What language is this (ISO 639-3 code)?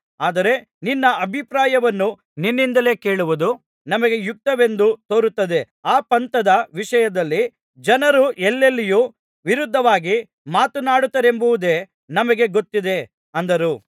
kan